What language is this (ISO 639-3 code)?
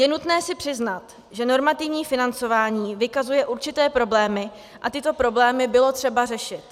ces